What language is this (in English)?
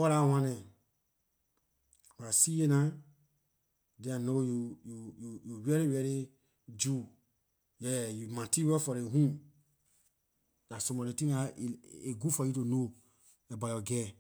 Liberian English